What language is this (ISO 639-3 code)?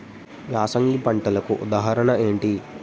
tel